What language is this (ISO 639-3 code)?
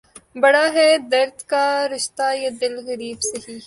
urd